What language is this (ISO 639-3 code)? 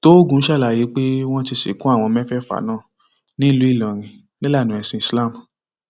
yor